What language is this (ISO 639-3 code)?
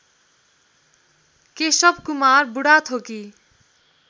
nep